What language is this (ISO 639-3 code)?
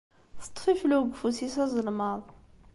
kab